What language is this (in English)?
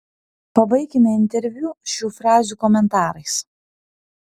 Lithuanian